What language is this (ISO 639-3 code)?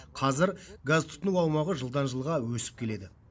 kaz